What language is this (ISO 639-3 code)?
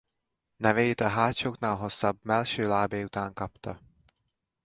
hun